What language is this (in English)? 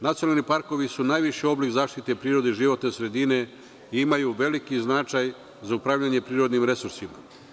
Serbian